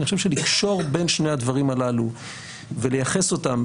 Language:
Hebrew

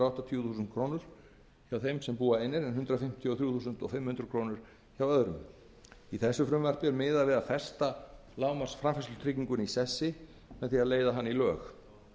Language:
Icelandic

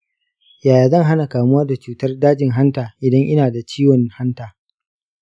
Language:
Hausa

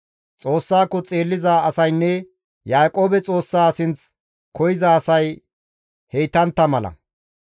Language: Gamo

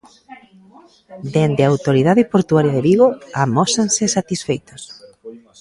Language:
Galician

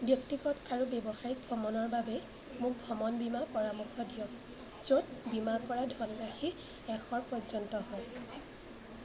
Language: Assamese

